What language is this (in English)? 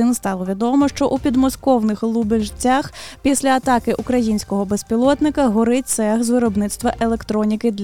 Ukrainian